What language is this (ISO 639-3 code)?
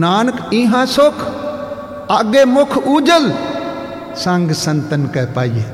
pan